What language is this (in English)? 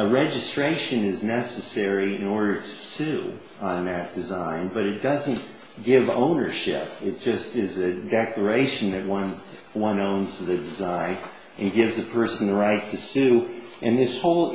English